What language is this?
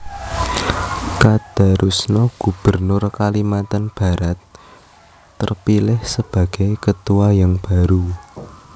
Javanese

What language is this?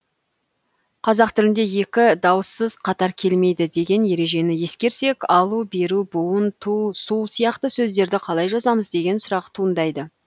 Kazakh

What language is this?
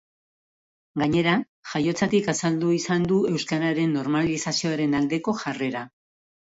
Basque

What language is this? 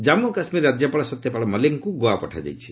Odia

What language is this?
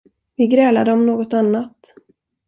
Swedish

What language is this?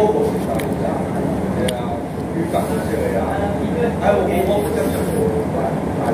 Indonesian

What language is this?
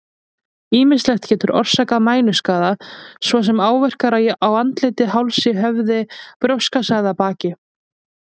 Icelandic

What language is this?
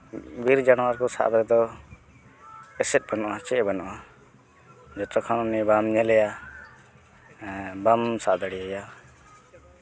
Santali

